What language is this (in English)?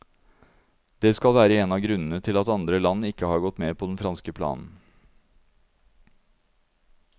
Norwegian